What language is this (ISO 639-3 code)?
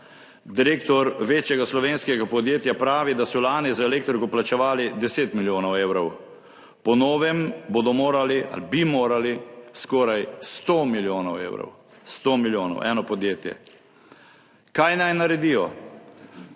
slv